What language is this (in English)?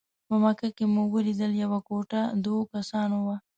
Pashto